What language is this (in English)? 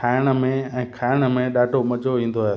Sindhi